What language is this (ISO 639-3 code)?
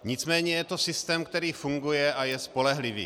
ces